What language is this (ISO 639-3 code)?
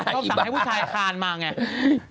tha